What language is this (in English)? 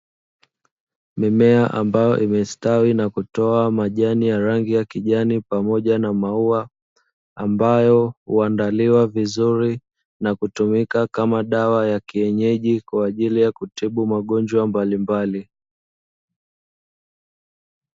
Swahili